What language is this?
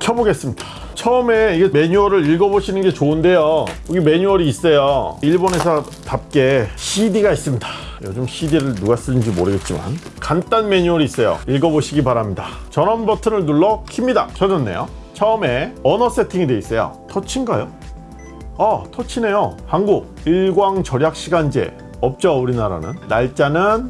Korean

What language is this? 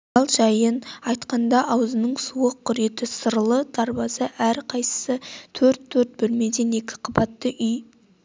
Kazakh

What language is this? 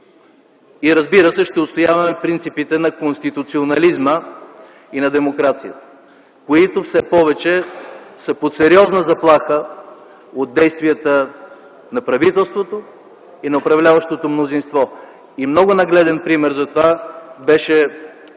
Bulgarian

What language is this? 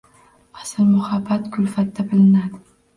Uzbek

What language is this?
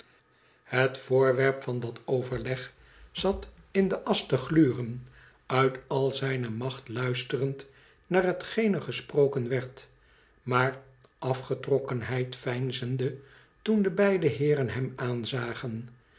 Dutch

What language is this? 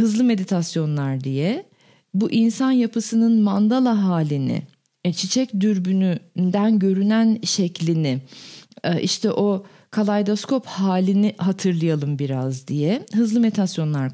Turkish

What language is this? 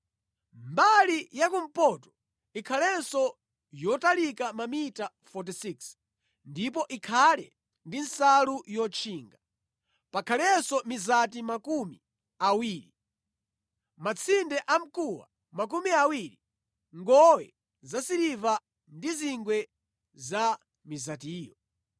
Nyanja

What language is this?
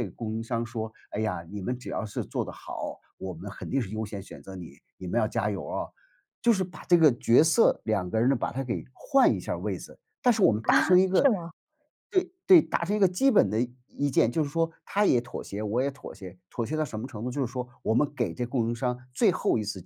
Chinese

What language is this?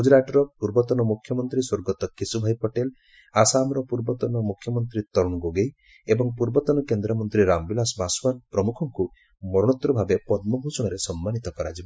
Odia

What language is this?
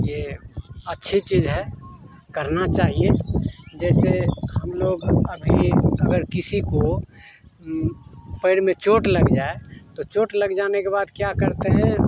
Hindi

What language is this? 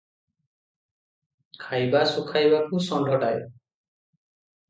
Odia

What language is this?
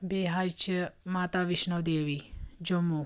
Kashmiri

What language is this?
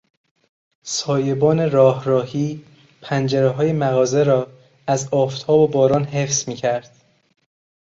Persian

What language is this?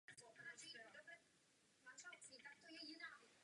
Czech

